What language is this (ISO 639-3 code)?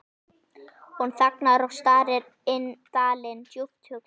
isl